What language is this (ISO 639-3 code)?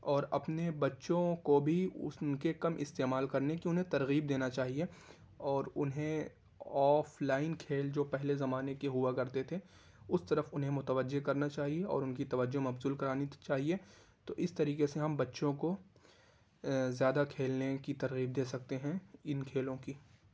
urd